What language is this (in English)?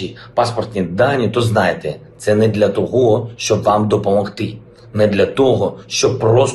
Ukrainian